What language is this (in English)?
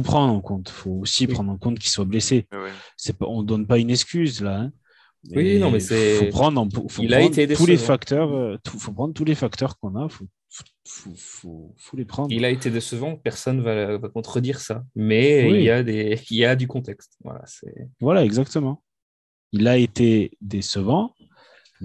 French